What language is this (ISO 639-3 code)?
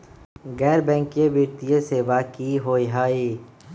mag